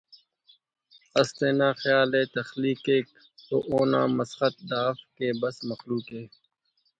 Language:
Brahui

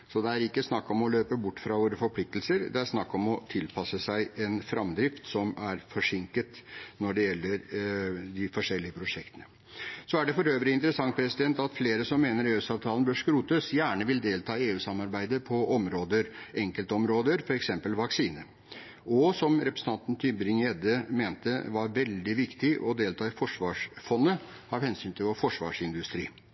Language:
Norwegian Bokmål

